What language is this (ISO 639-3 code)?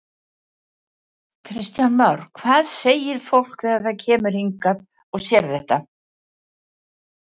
isl